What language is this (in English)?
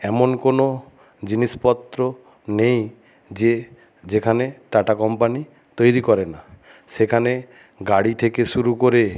Bangla